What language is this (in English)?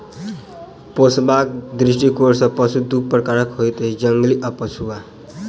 Maithili